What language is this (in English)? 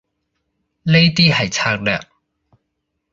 Cantonese